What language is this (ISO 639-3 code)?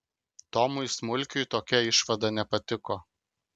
lit